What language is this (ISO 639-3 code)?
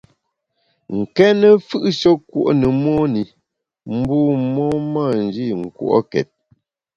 bax